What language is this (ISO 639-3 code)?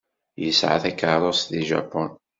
kab